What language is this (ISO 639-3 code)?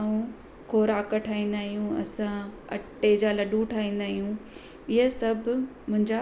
snd